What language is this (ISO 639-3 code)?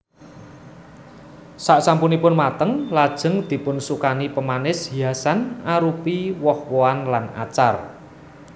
jav